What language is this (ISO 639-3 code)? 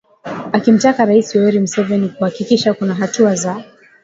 swa